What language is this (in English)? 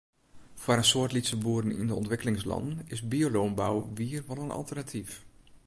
Western Frisian